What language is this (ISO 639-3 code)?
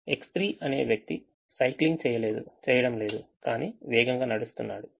tel